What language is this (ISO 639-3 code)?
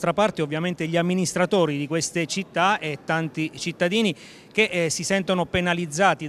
ita